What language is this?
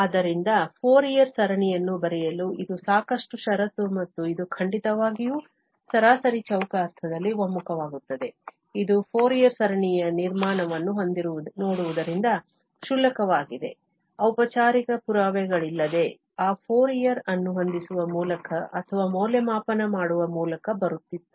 Kannada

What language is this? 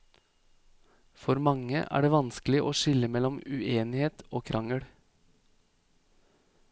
Norwegian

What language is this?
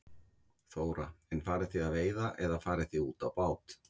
Icelandic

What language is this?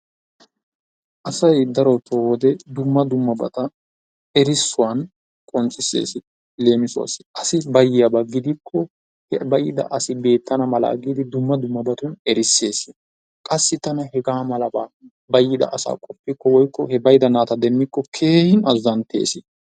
Wolaytta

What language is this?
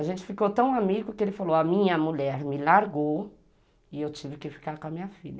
Portuguese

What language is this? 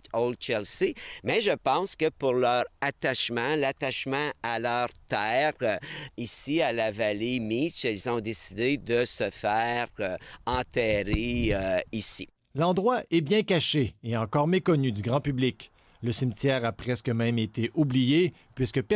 French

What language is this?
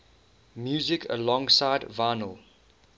English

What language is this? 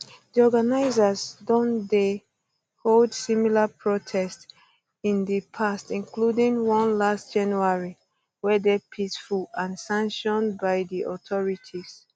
Nigerian Pidgin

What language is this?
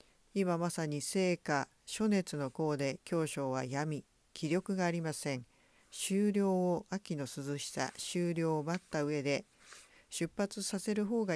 Japanese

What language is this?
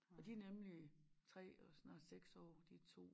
Danish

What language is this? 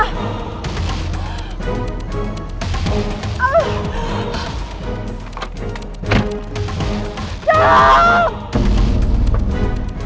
Indonesian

